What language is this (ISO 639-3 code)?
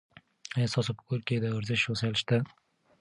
pus